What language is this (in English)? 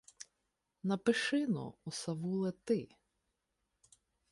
Ukrainian